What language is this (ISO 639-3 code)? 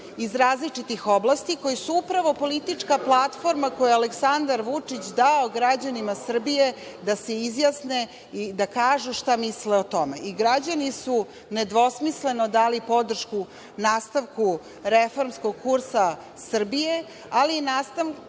srp